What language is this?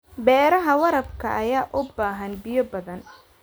Somali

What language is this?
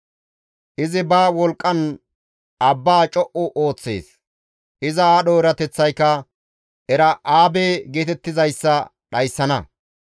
Gamo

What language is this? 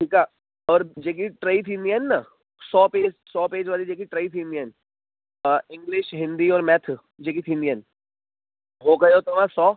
Sindhi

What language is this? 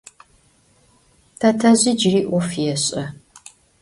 Adyghe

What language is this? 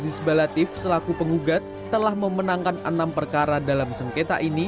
Indonesian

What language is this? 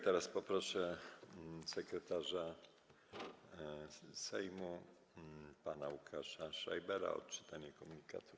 Polish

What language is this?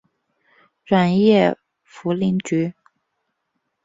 Chinese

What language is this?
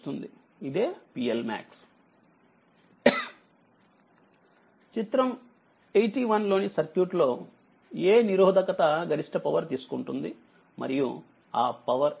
Telugu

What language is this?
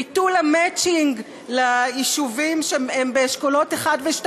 Hebrew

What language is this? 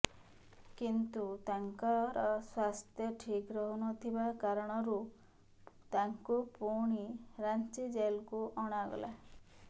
Odia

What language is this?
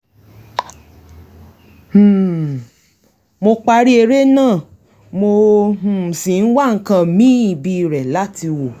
Yoruba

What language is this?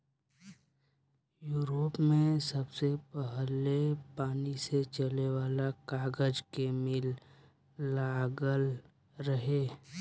Bhojpuri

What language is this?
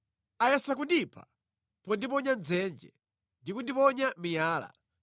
Nyanja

